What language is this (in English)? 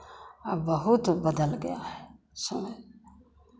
Hindi